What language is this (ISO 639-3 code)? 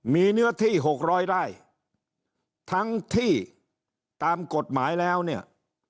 tha